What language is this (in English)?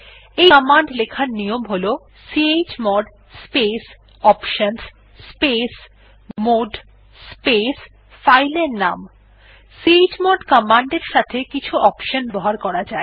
Bangla